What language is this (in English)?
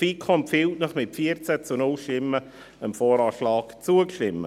Swiss German